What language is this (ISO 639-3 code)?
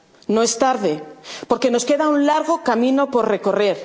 spa